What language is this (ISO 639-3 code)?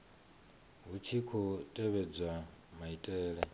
ven